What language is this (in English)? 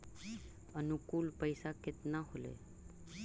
Magahi